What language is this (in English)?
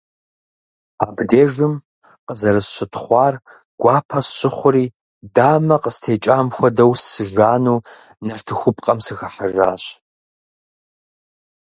Kabardian